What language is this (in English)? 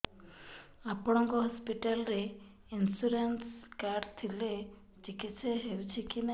Odia